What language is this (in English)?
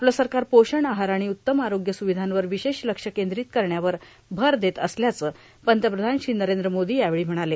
Marathi